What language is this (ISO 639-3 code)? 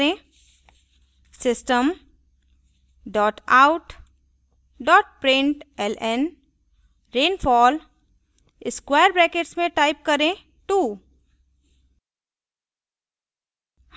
hin